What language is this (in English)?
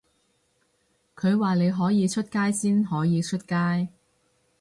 Cantonese